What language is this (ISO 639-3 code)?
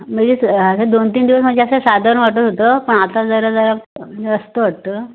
mar